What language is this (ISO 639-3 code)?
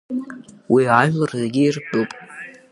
abk